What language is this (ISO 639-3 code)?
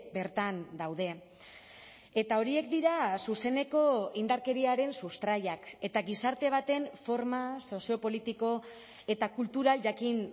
eus